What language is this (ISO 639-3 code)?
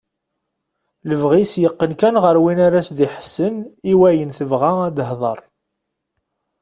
kab